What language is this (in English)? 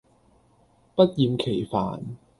Cantonese